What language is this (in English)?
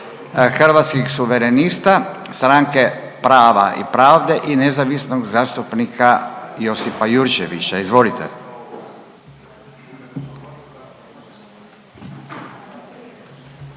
Croatian